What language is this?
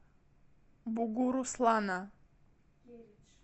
Russian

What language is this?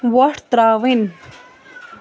Kashmiri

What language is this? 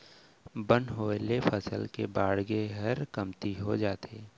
Chhattisgarhi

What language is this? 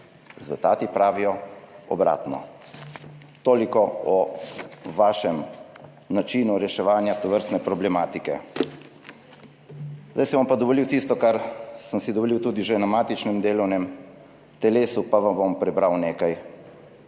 Slovenian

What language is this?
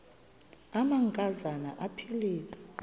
Xhosa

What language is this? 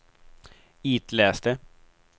Swedish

